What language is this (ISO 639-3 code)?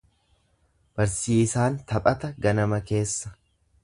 orm